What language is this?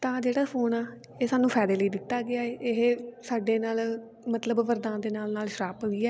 Punjabi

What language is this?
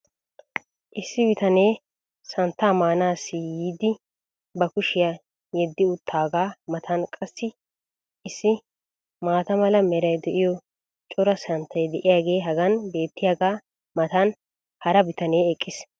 Wolaytta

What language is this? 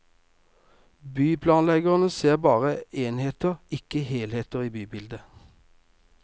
Norwegian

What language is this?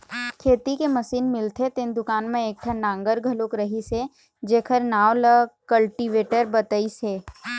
Chhattisgarhi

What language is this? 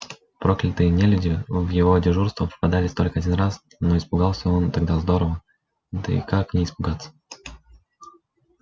Russian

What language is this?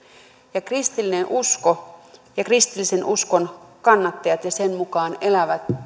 Finnish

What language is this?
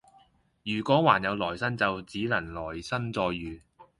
Cantonese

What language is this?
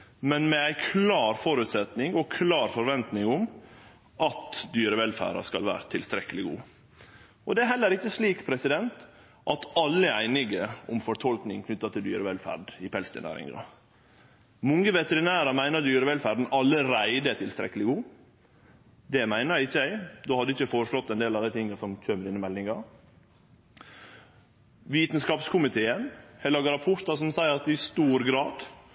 Norwegian Nynorsk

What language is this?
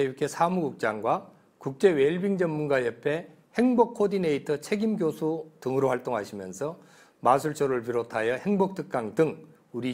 Korean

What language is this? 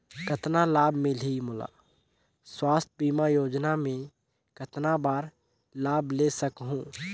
Chhattisgarhi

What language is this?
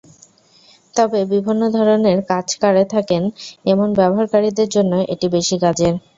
Bangla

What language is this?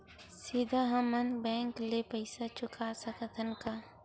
Chhattisgarhi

